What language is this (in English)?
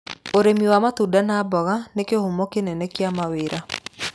Kikuyu